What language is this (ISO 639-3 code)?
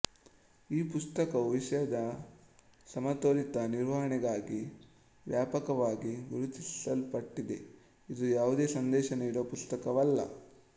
kan